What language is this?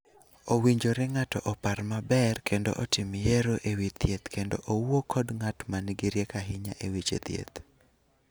Luo (Kenya and Tanzania)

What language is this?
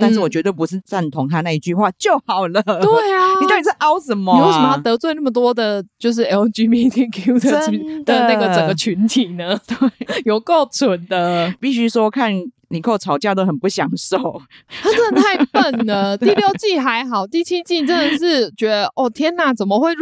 Chinese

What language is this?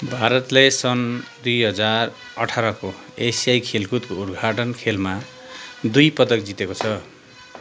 Nepali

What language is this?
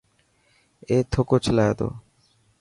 Dhatki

